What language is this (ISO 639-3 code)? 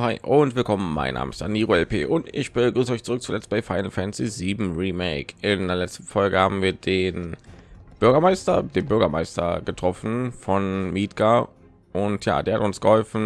deu